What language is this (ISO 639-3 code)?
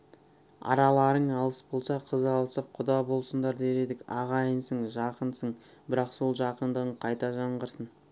kaz